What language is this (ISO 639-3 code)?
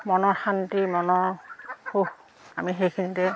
asm